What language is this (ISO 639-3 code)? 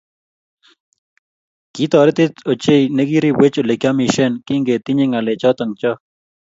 kln